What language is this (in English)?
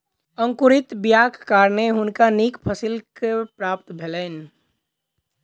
Maithili